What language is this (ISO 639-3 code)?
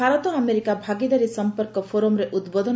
ori